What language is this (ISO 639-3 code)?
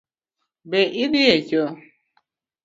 luo